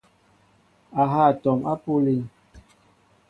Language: Mbo (Cameroon)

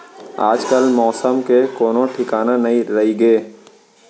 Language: Chhattisgarhi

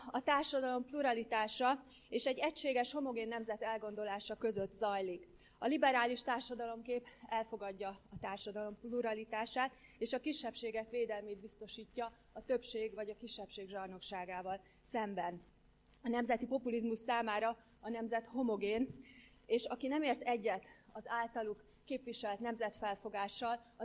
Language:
Hungarian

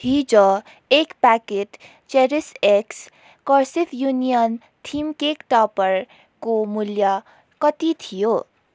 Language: Nepali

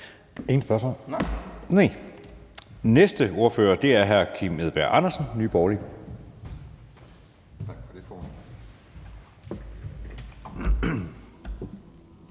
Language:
Danish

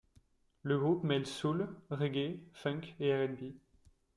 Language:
French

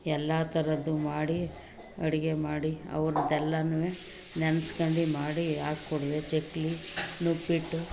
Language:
Kannada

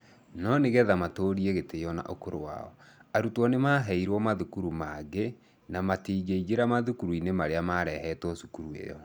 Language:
Kikuyu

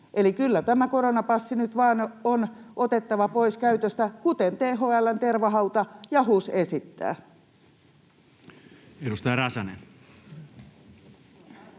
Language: Finnish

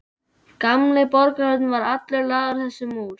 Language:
Icelandic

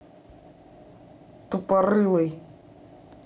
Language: Russian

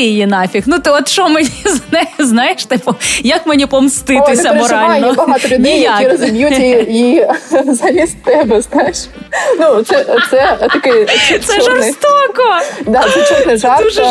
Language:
Ukrainian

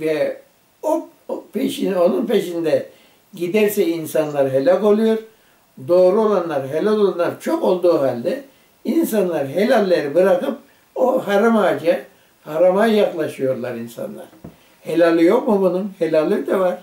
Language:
Turkish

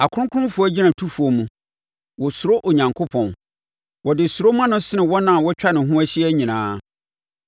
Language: Akan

